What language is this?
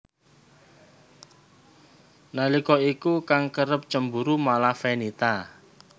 Javanese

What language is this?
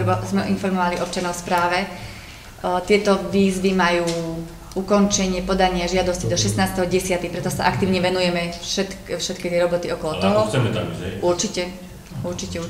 Slovak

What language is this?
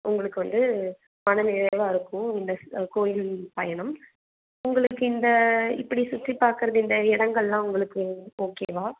Tamil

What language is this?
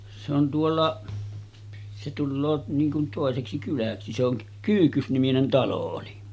Finnish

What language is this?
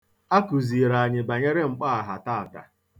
Igbo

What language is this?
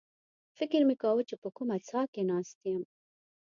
Pashto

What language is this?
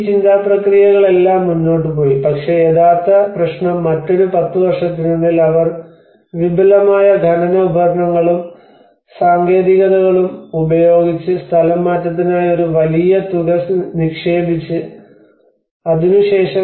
Malayalam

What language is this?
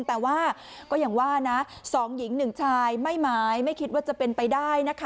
Thai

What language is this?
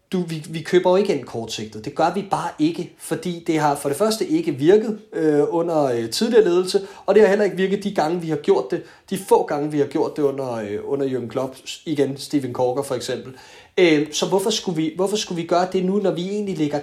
Danish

